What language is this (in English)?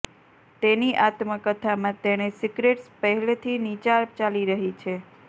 Gujarati